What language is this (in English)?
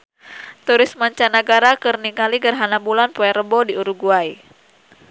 Sundanese